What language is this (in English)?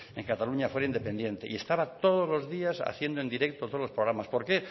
Spanish